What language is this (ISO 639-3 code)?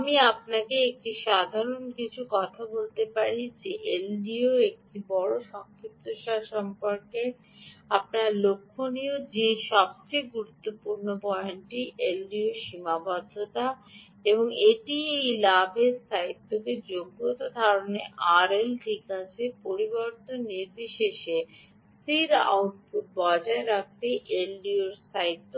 ben